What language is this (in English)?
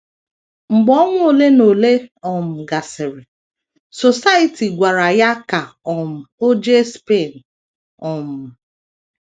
Igbo